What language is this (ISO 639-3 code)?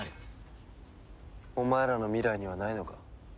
jpn